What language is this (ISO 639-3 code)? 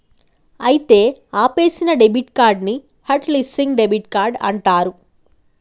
tel